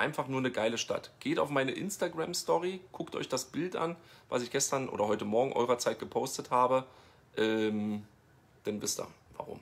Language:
German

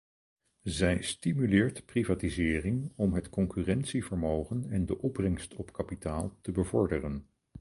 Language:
Dutch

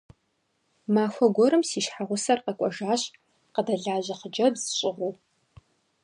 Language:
Kabardian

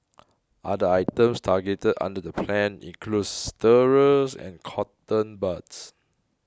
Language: English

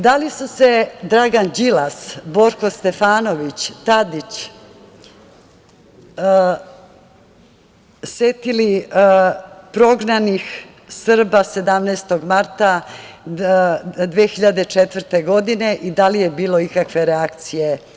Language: Serbian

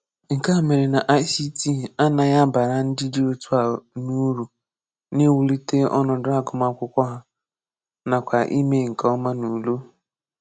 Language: Igbo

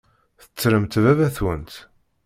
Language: Kabyle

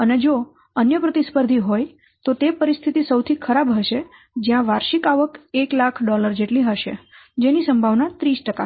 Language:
Gujarati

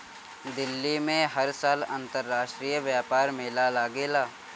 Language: Bhojpuri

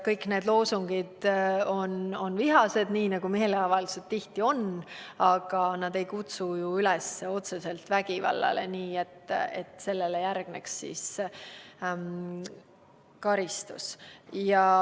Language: Estonian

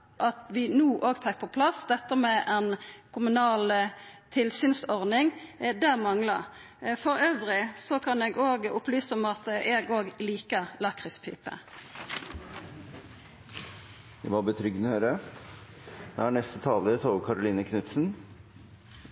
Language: Norwegian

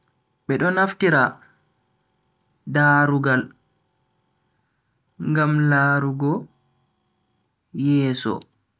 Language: Bagirmi Fulfulde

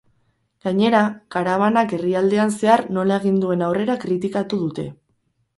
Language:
Basque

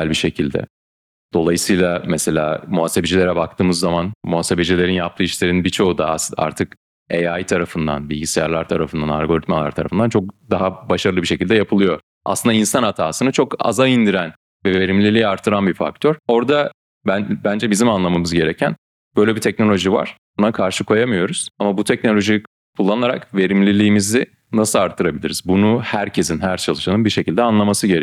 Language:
Turkish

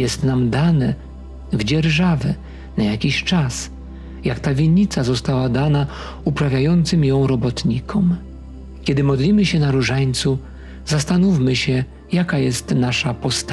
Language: Polish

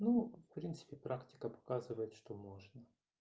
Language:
Russian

